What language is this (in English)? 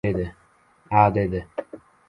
Uzbek